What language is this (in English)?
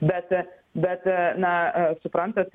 Lithuanian